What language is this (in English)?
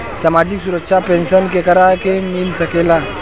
Bhojpuri